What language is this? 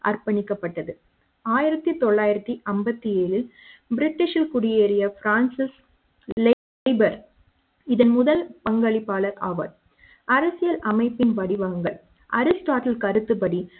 Tamil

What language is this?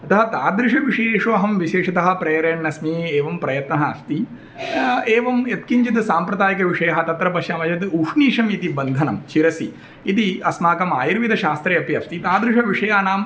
Sanskrit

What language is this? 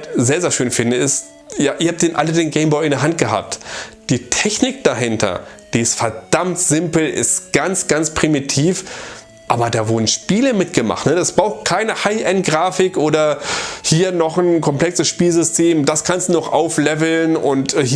German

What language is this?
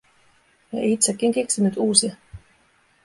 Finnish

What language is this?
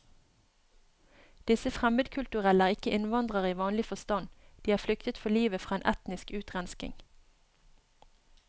Norwegian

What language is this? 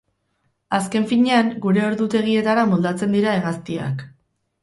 Basque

